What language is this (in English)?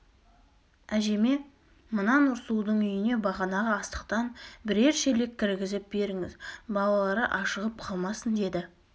Kazakh